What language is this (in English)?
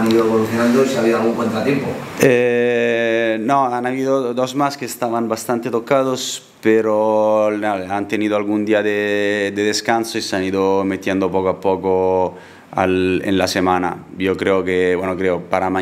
Spanish